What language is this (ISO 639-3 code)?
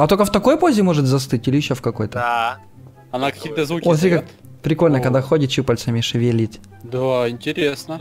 rus